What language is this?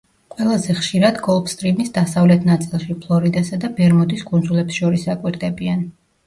Georgian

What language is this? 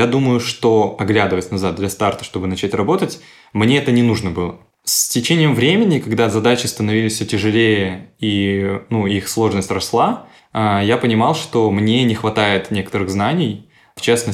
Russian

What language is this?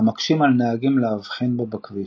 Hebrew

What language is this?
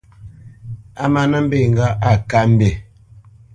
Bamenyam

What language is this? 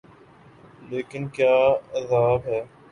Urdu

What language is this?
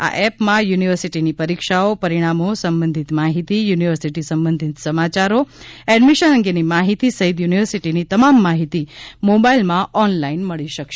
Gujarati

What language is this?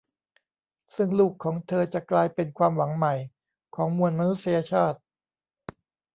Thai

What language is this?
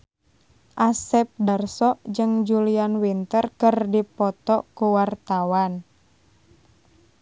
Sundanese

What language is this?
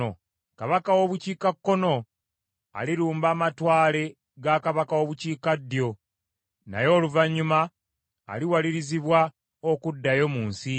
Ganda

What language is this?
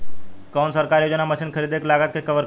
Bhojpuri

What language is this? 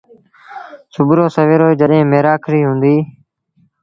Sindhi Bhil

